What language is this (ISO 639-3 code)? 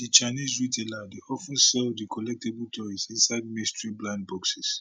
pcm